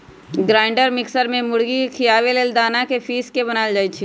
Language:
Magahi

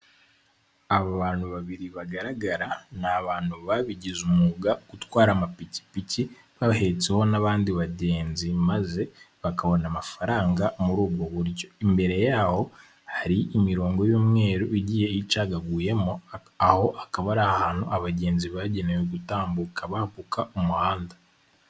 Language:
Kinyarwanda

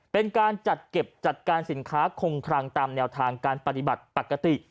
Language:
Thai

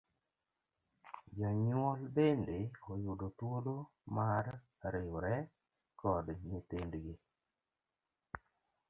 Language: Luo (Kenya and Tanzania)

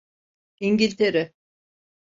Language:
Turkish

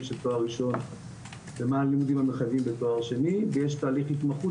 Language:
Hebrew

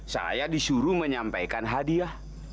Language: Indonesian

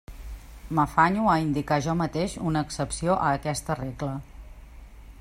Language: Catalan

